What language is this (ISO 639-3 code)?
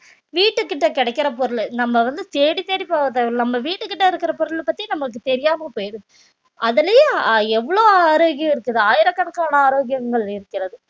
tam